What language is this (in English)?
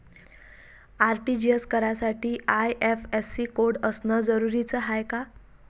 Marathi